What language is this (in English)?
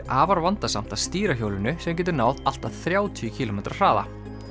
Icelandic